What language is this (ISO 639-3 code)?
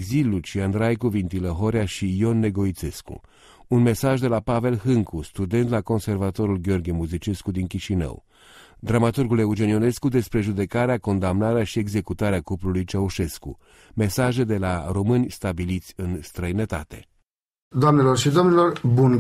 ron